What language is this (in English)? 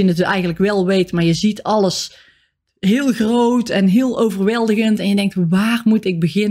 Dutch